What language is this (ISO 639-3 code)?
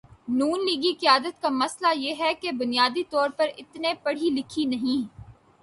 urd